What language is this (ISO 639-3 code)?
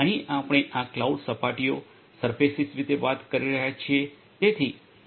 guj